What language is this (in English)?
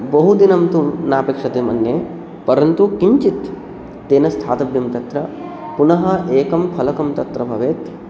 Sanskrit